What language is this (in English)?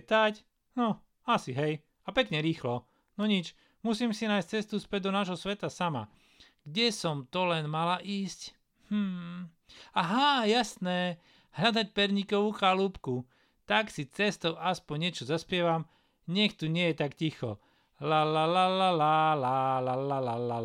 Slovak